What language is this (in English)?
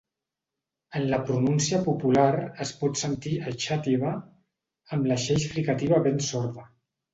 Catalan